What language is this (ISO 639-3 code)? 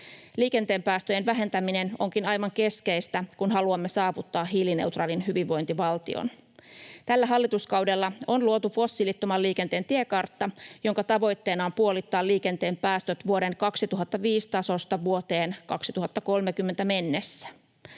fin